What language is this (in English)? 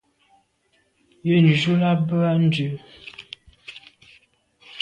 Medumba